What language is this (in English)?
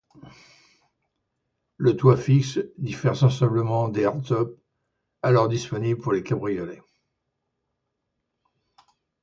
French